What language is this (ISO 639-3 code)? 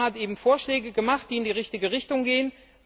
deu